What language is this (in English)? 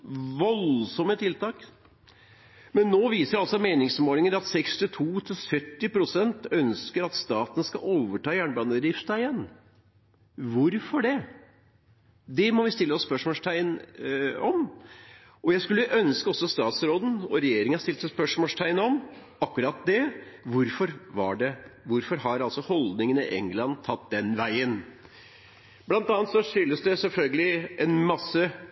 Norwegian Bokmål